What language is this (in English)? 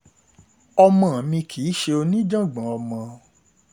Yoruba